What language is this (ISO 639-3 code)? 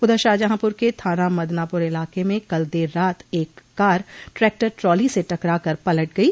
hin